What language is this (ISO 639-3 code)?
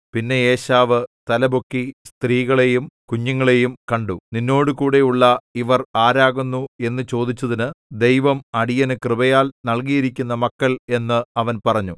mal